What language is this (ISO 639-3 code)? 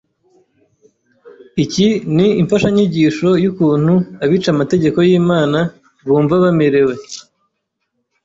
kin